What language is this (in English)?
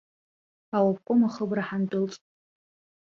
Abkhazian